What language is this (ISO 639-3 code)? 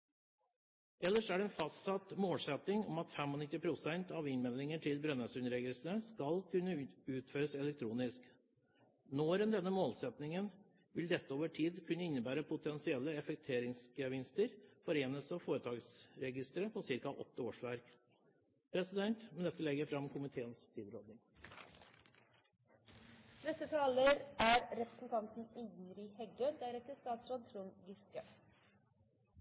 nor